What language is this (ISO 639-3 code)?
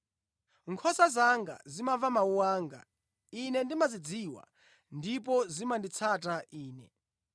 nya